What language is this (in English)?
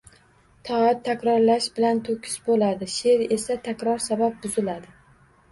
Uzbek